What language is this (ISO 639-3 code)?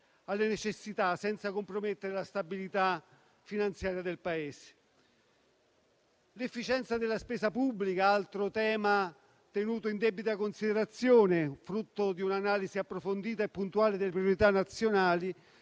ita